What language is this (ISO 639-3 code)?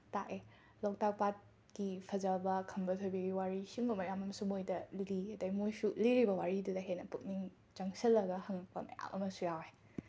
mni